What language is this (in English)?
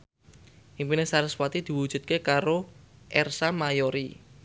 Javanese